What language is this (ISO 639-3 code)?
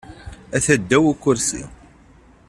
kab